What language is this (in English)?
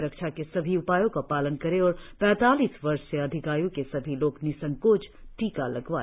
Hindi